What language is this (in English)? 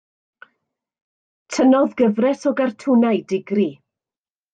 Welsh